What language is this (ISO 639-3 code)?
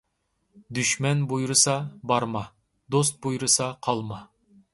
uig